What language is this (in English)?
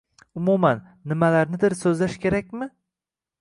Uzbek